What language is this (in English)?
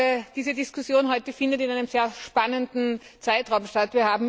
German